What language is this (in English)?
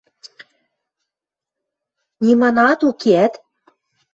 Western Mari